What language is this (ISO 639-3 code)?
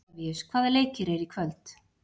isl